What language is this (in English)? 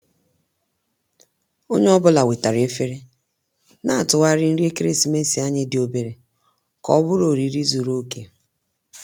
Igbo